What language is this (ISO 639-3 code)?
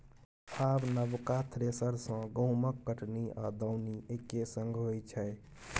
mai